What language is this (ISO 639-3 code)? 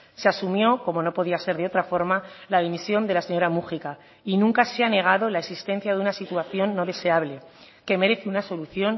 spa